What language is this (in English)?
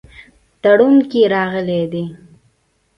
Pashto